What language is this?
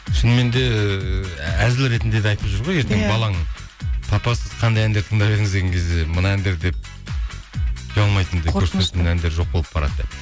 Kazakh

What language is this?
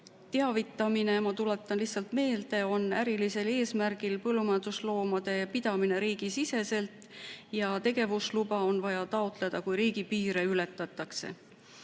Estonian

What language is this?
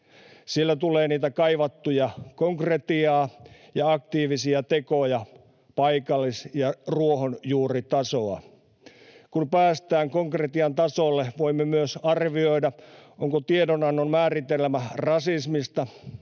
Finnish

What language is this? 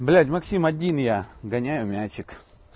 Russian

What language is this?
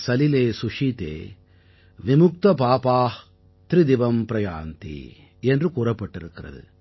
Tamil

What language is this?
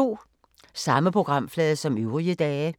Danish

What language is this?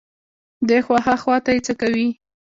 Pashto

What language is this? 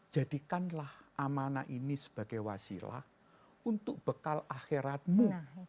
Indonesian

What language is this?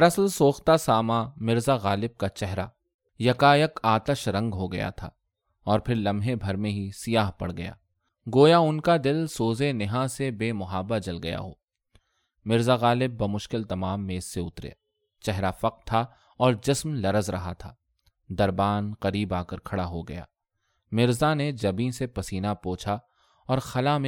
Urdu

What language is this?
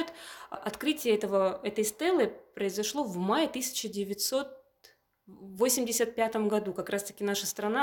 Russian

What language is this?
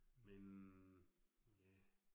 Danish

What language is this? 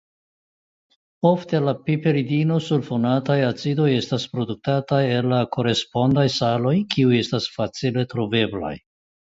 Esperanto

